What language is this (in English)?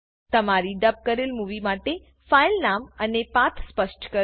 Gujarati